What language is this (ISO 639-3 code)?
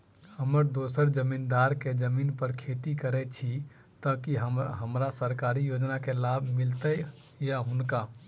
mai